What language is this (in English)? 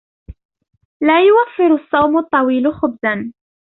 Arabic